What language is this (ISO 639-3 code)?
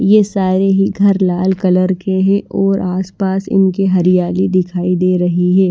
hin